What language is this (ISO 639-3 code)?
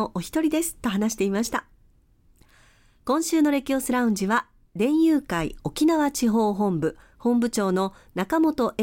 jpn